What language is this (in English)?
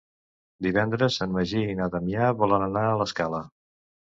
Catalan